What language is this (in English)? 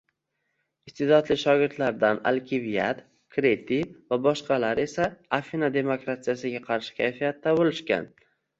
Uzbek